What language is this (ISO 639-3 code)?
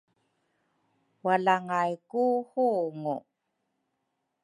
dru